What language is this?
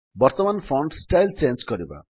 Odia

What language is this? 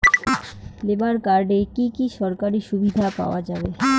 Bangla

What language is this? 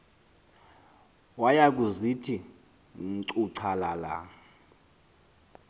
Xhosa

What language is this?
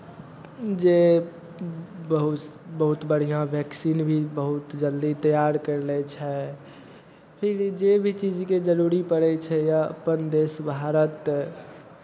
Maithili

